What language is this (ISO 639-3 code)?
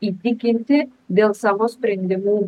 lit